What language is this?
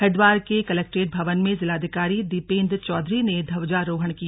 Hindi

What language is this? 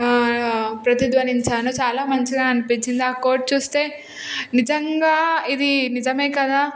Telugu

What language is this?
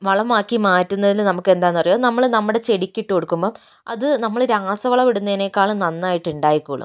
Malayalam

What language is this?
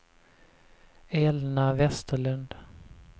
Swedish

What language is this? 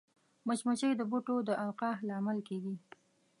Pashto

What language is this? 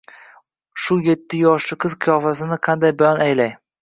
Uzbek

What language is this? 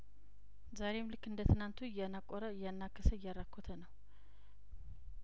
Amharic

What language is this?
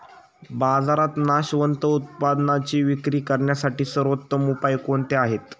Marathi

